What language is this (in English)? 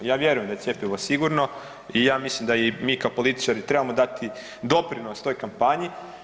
Croatian